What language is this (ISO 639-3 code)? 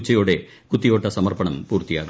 mal